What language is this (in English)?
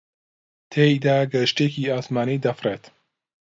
Central Kurdish